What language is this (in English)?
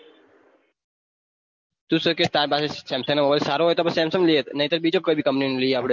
Gujarati